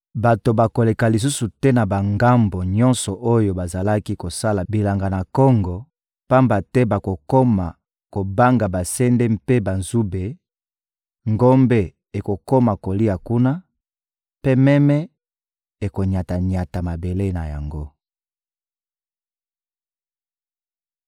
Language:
Lingala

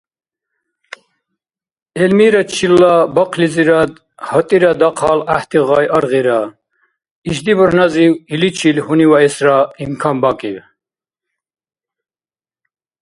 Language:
Dargwa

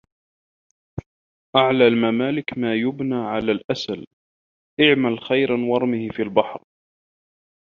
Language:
Arabic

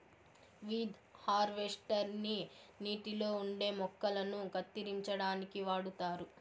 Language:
Telugu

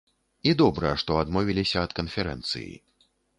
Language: Belarusian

